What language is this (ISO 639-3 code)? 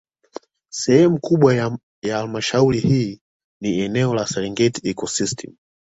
swa